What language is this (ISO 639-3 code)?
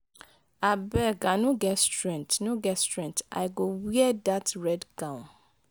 pcm